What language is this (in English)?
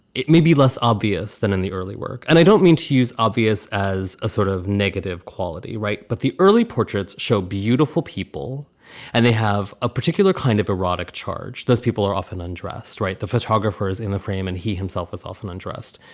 English